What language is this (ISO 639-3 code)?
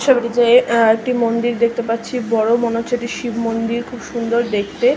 ben